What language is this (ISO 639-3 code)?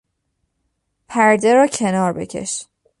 fas